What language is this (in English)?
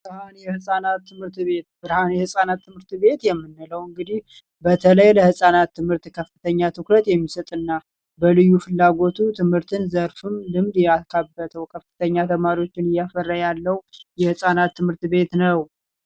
Amharic